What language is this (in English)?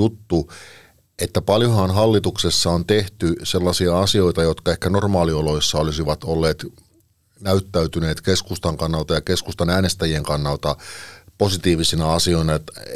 Finnish